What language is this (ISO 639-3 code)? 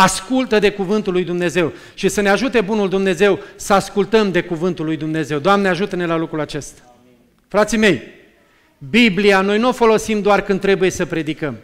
ron